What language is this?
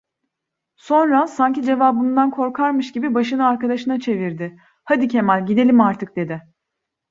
Turkish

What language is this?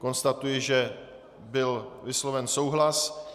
Czech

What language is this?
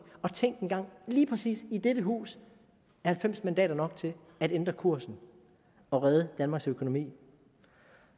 Danish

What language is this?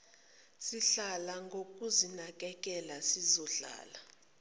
Zulu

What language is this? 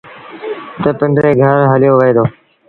Sindhi Bhil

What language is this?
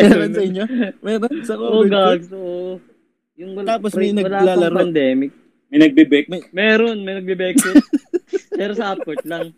Filipino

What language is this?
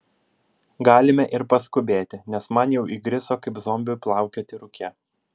Lithuanian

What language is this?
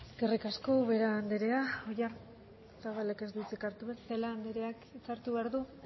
Basque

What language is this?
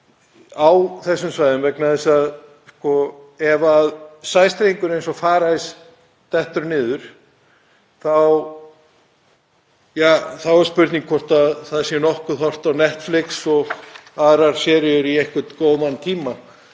Icelandic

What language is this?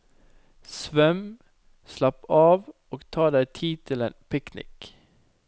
Norwegian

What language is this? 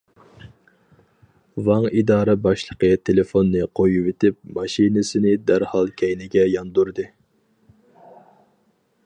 Uyghur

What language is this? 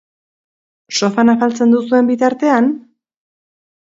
Basque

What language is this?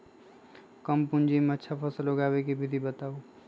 Magahi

